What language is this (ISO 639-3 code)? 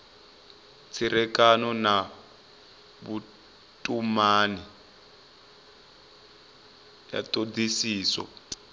ven